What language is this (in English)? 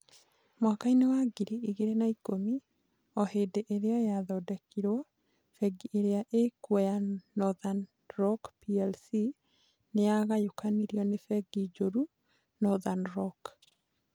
Kikuyu